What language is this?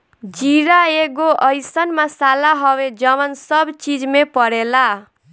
Bhojpuri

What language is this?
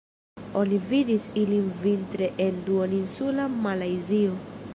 Esperanto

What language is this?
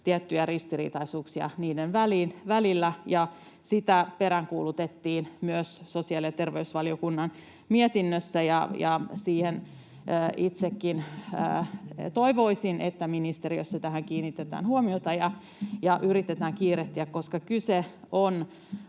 Finnish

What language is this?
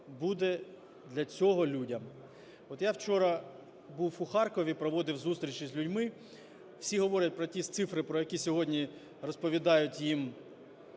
Ukrainian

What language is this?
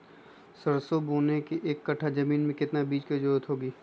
Magahi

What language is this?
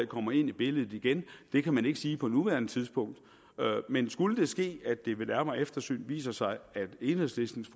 Danish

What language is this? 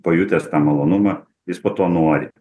Lithuanian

